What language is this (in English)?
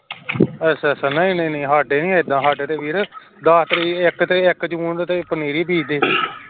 Punjabi